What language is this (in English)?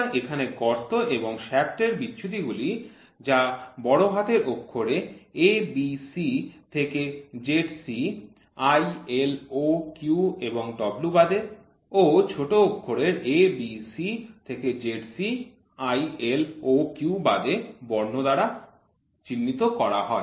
Bangla